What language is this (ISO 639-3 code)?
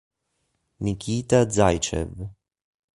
ita